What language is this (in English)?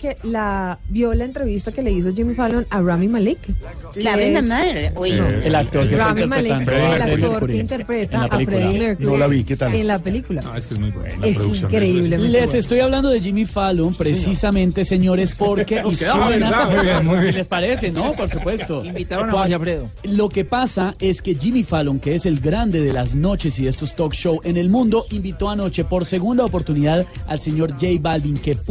Spanish